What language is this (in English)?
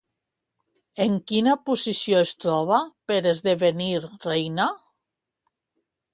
Catalan